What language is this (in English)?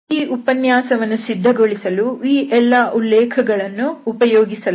Kannada